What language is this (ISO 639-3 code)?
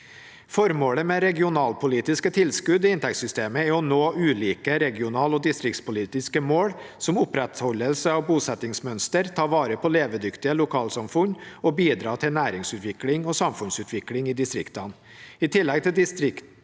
nor